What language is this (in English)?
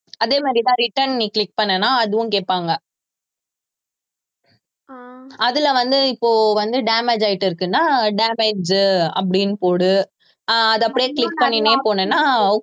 Tamil